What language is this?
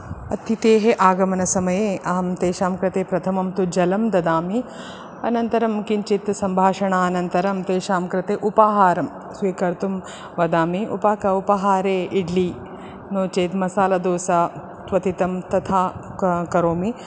Sanskrit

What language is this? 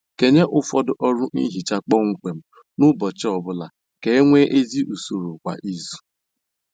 Igbo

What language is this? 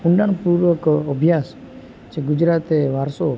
Gujarati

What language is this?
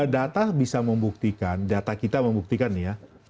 Indonesian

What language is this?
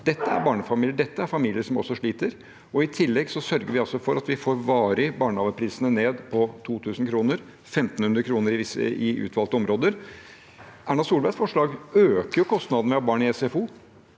Norwegian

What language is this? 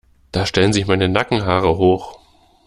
German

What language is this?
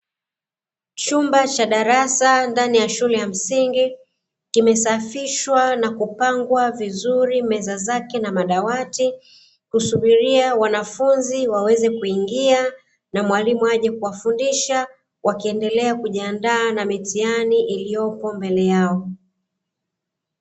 Swahili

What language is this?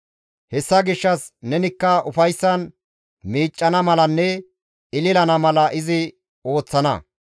Gamo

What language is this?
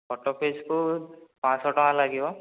Odia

